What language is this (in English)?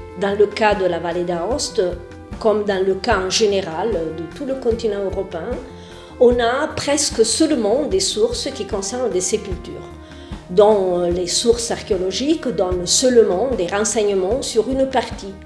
French